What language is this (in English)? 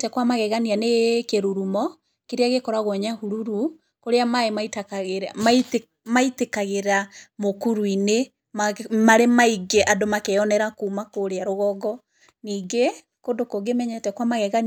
Kikuyu